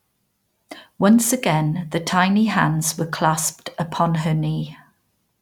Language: English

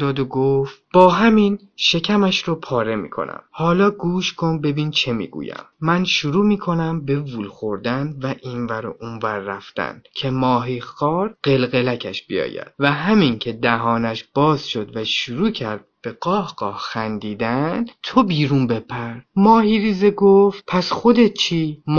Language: Persian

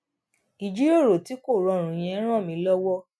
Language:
Yoruba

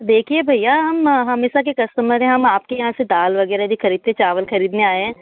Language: Hindi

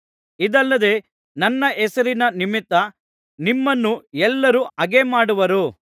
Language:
Kannada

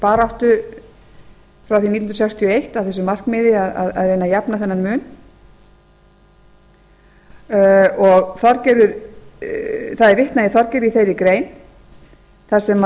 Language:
Icelandic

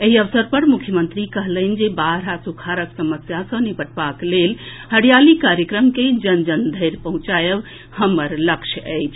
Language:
Maithili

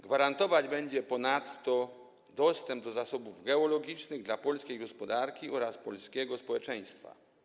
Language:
Polish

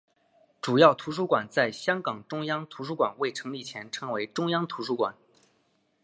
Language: Chinese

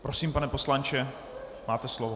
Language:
Czech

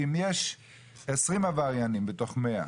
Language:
Hebrew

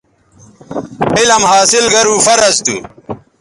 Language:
Bateri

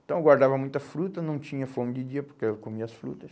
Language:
Portuguese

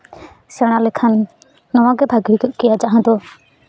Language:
Santali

